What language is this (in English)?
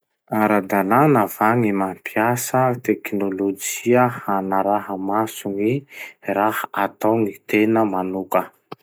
Masikoro Malagasy